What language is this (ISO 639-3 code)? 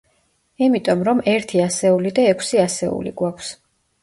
kat